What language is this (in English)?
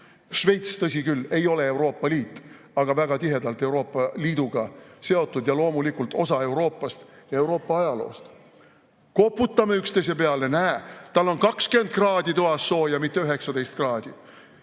Estonian